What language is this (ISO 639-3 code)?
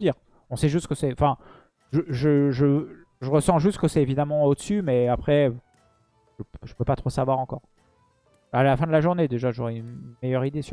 fra